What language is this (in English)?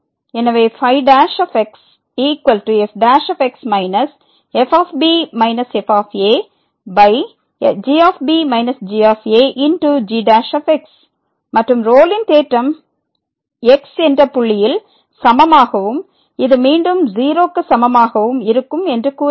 Tamil